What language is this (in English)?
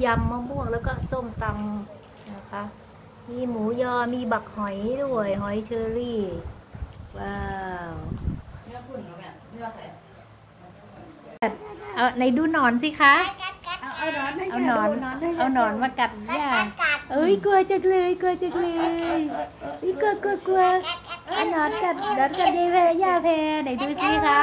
Thai